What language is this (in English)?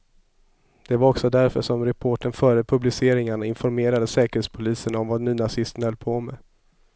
Swedish